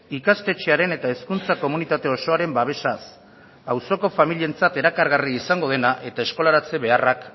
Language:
Basque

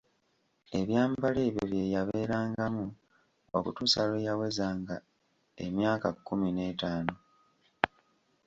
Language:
Ganda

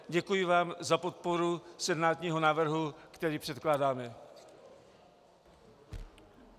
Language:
Czech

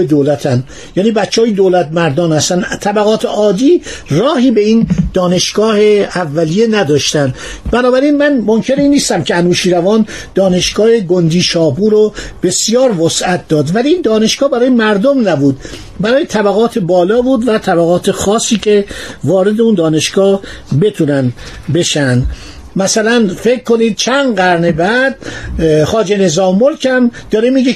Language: Persian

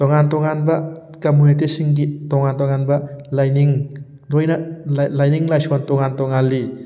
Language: Manipuri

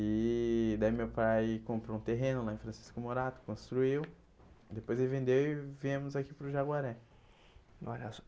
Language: Portuguese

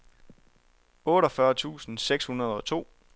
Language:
Danish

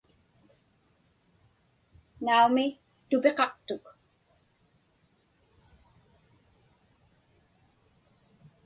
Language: Inupiaq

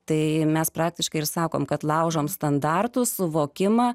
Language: Lithuanian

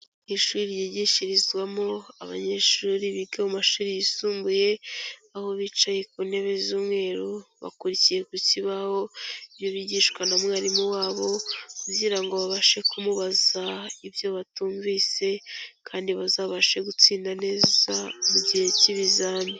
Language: Kinyarwanda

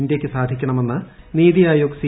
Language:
Malayalam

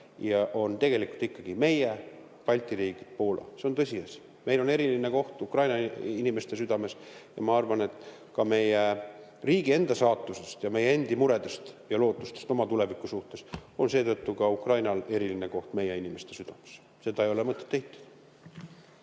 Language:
Estonian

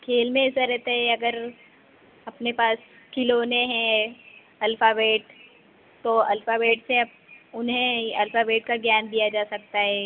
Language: Hindi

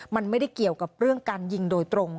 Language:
Thai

